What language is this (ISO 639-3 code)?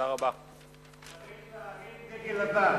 heb